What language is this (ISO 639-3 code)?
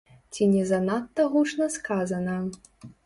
bel